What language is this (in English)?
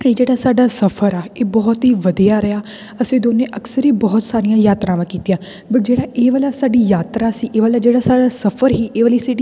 Punjabi